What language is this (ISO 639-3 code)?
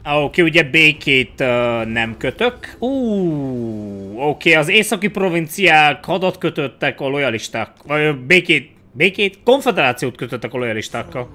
hun